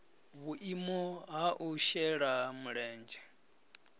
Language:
Venda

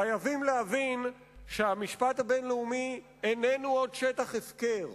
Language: Hebrew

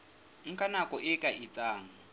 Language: Southern Sotho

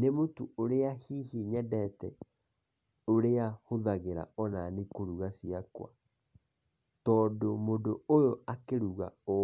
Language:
Kikuyu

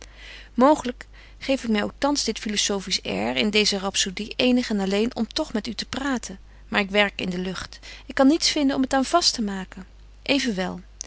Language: Dutch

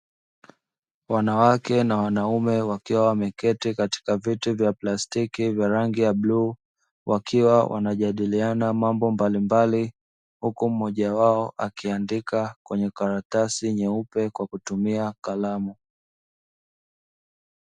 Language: Swahili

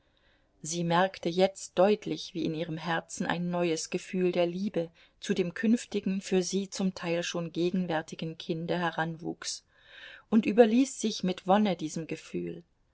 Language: German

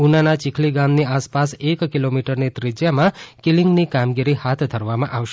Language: Gujarati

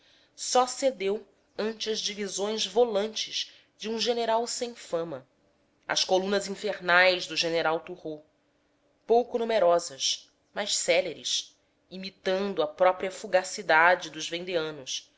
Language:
Portuguese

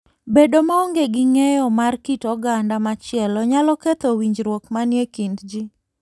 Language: Luo (Kenya and Tanzania)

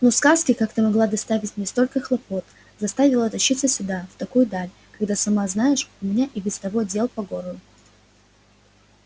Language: Russian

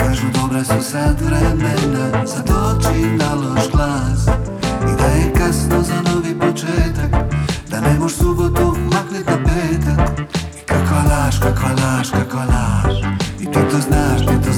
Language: Croatian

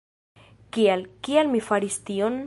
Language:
Esperanto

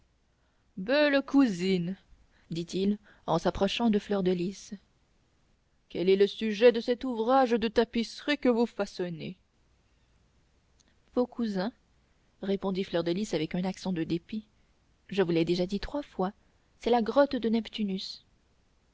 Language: French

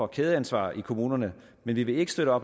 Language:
Danish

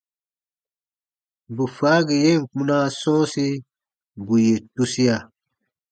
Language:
Baatonum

